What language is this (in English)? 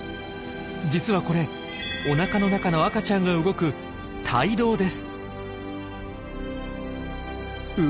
Japanese